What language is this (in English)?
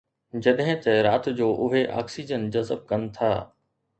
Sindhi